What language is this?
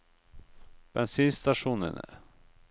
Norwegian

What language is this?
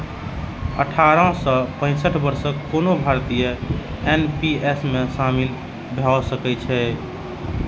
Maithili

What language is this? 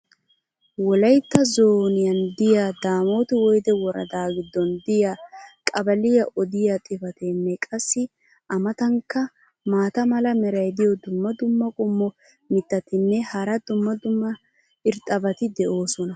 Wolaytta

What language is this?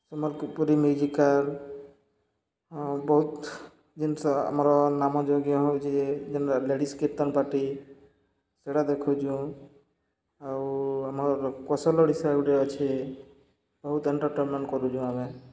Odia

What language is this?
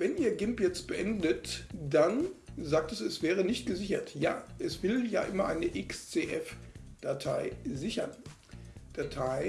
German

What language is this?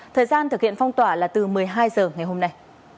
Vietnamese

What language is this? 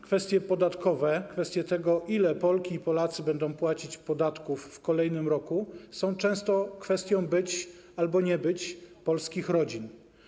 Polish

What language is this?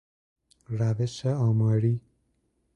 Persian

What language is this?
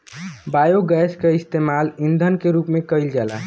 Bhojpuri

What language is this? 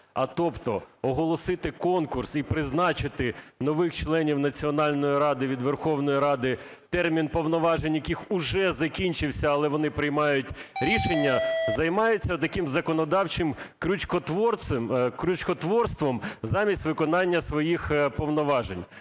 Ukrainian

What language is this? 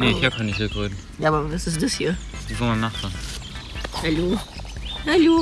German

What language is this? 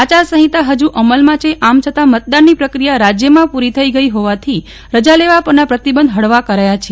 Gujarati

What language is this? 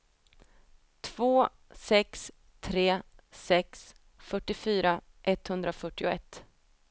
Swedish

